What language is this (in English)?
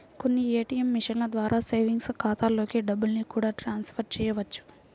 Telugu